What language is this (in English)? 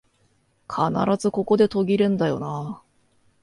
Japanese